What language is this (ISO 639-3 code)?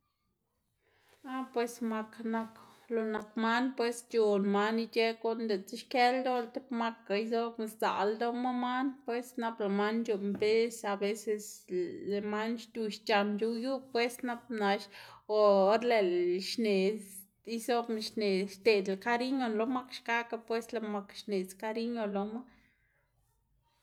ztg